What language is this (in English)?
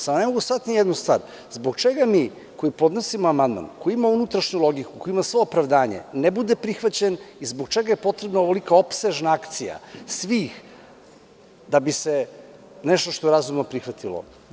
Serbian